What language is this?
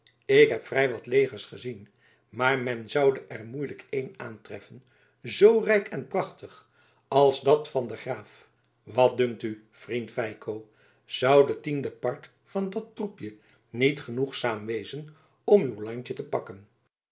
Dutch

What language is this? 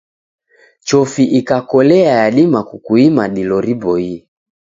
Taita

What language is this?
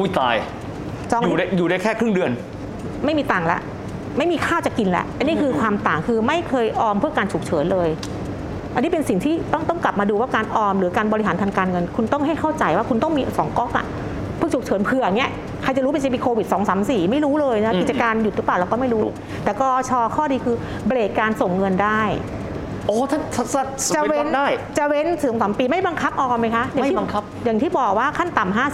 Thai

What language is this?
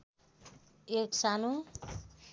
Nepali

